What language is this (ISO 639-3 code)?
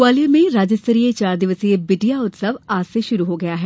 hin